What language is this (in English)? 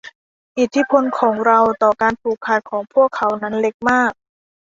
Thai